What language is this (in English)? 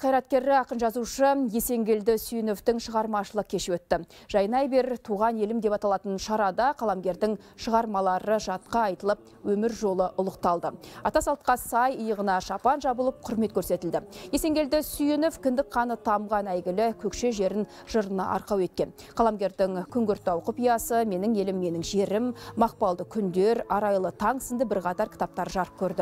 Turkish